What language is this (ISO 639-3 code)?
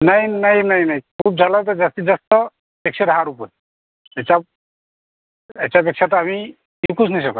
mar